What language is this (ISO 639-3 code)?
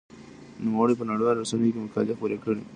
pus